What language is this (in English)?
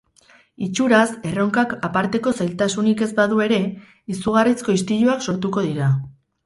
Basque